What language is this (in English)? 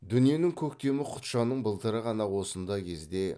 Kazakh